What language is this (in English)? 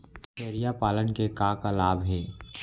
Chhattisgarhi